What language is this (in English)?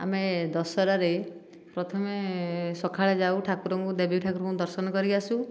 Odia